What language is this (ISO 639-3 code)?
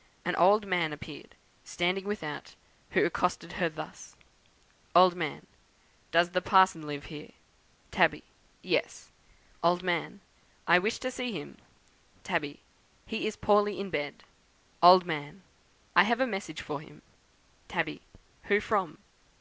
eng